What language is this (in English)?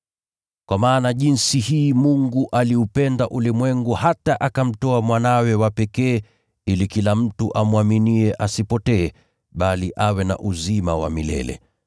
Swahili